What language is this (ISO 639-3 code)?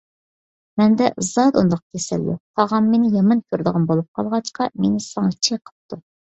uig